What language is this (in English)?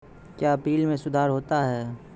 Maithili